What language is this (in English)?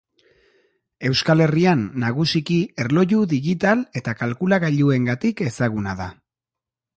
Basque